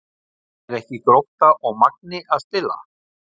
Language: Icelandic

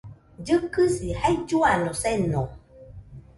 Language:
Nüpode Huitoto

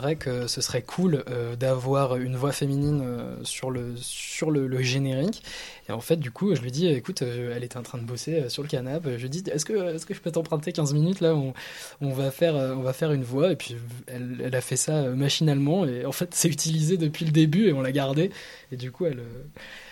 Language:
French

